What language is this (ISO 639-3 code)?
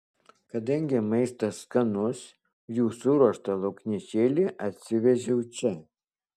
lit